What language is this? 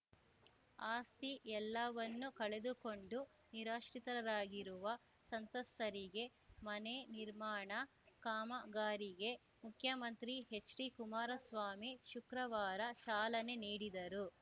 Kannada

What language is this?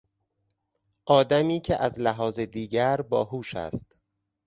Persian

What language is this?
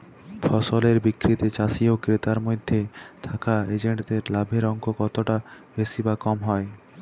Bangla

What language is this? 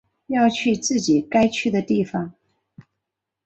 Chinese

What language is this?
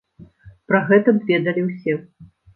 Belarusian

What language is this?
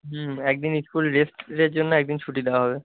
Bangla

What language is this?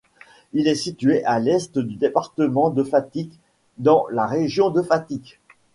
French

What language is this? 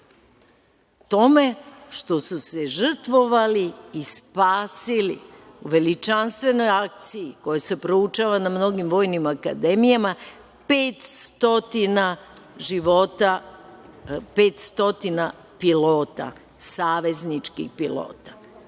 Serbian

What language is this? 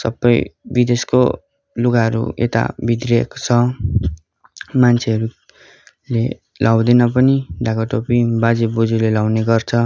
Nepali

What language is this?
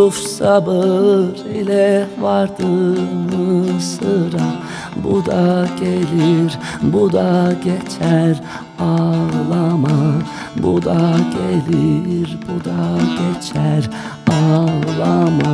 Turkish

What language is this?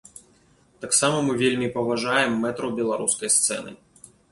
Belarusian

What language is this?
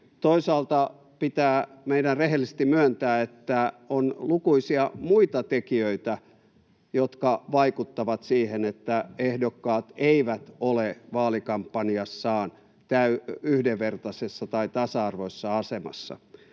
Finnish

